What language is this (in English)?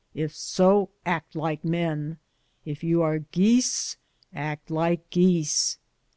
English